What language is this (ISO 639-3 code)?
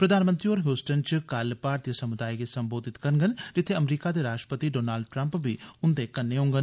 doi